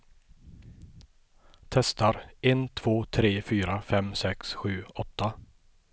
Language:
Swedish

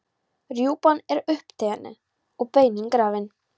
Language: Icelandic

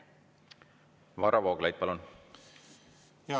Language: Estonian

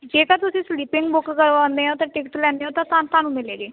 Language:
Punjabi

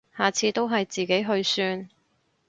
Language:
Cantonese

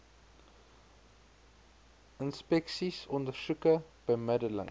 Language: Afrikaans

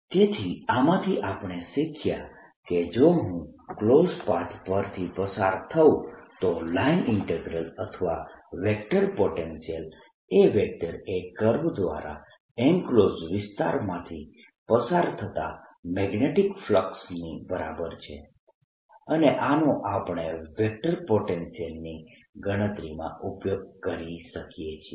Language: Gujarati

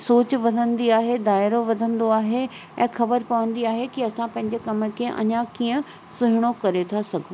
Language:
Sindhi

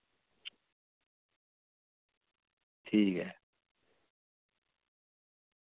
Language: Dogri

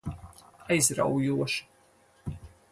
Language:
Latvian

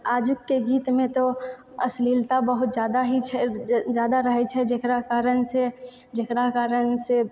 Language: Maithili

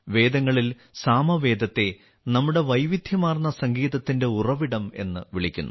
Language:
Malayalam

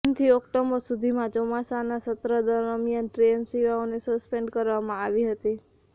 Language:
Gujarati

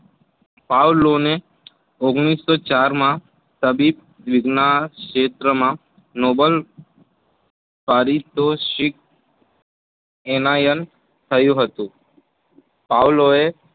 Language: Gujarati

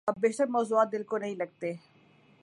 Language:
Urdu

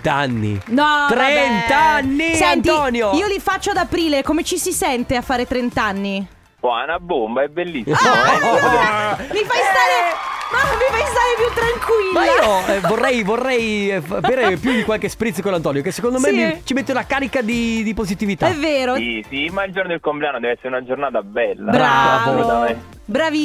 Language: Italian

